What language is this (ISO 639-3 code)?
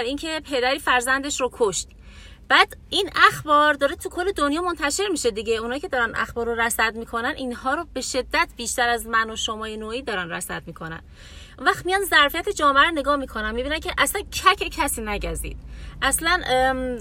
fas